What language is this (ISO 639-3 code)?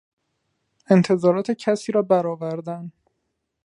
fas